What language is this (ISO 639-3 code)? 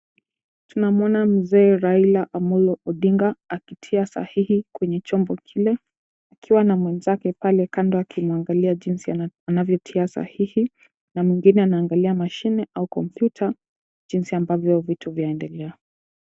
swa